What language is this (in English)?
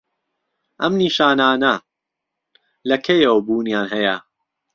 Central Kurdish